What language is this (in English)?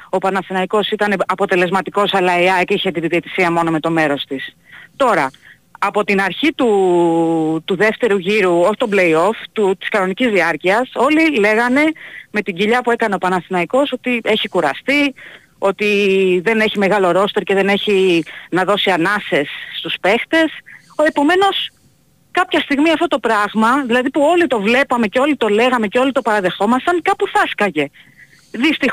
Greek